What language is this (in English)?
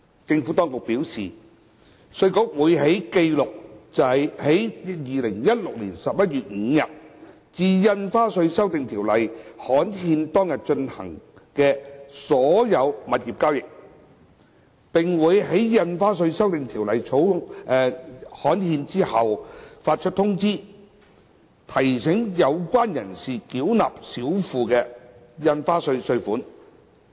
Cantonese